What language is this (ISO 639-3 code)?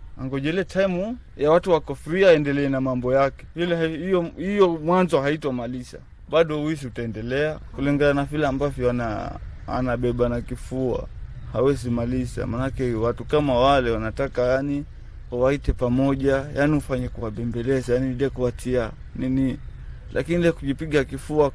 swa